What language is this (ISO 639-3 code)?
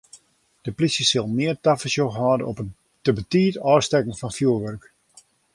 fry